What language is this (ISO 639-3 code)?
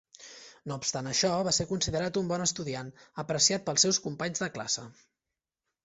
cat